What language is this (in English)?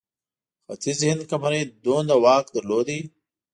Pashto